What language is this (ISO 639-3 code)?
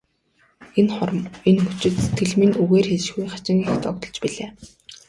mon